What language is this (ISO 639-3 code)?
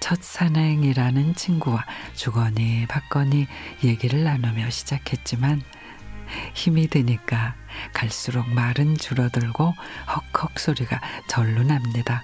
kor